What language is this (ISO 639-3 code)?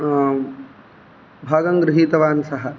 san